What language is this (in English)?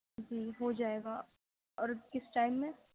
Urdu